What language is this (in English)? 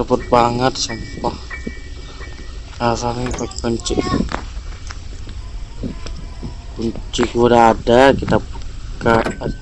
Indonesian